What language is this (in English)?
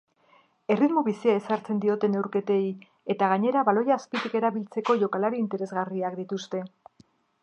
Basque